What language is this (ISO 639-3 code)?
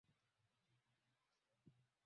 swa